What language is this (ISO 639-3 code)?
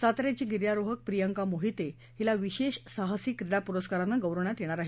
mar